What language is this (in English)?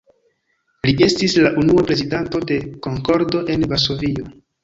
Esperanto